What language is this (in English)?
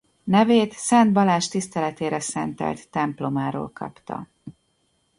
Hungarian